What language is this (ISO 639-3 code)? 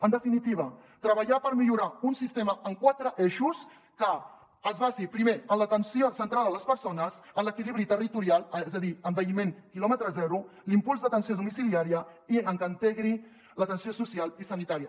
cat